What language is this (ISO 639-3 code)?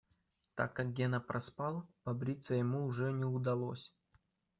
rus